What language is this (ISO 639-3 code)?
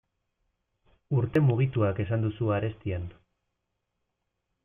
eus